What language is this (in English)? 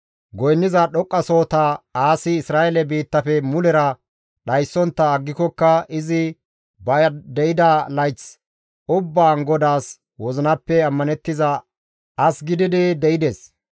Gamo